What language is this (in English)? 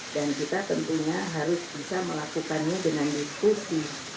Indonesian